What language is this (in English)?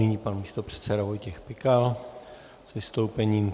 Czech